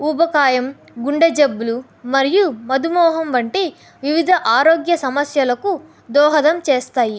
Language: Telugu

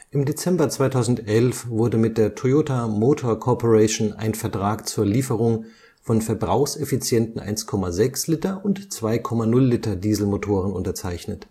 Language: German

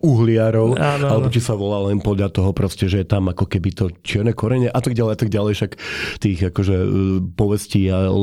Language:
Slovak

